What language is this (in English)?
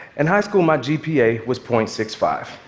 English